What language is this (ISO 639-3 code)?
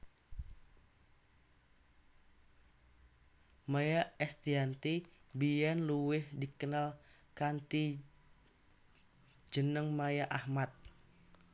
jav